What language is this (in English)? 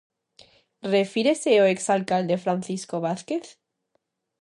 Galician